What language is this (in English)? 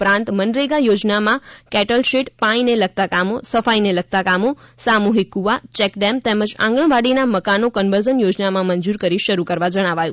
Gujarati